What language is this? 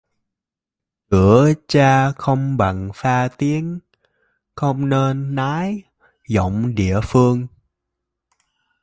Vietnamese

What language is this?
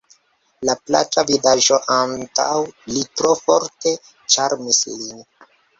Esperanto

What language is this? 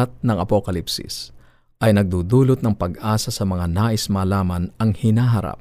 Filipino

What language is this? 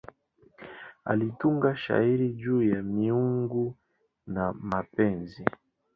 Swahili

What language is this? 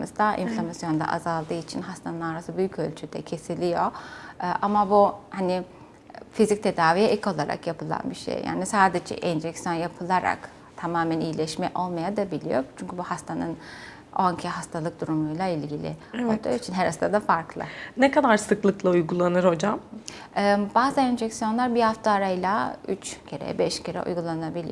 Turkish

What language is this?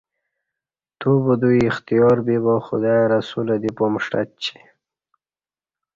Kati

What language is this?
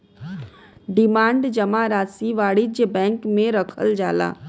Bhojpuri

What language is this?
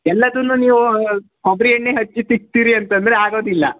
Kannada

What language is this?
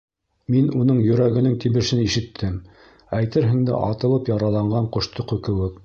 Bashkir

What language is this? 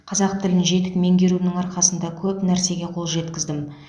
Kazakh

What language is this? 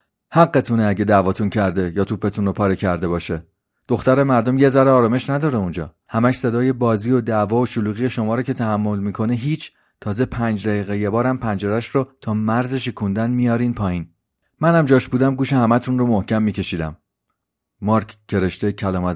Persian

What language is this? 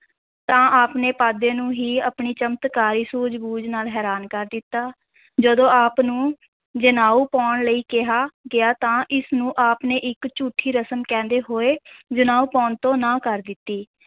Punjabi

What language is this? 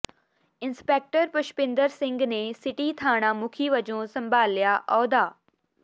Punjabi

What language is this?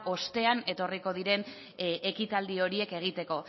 Basque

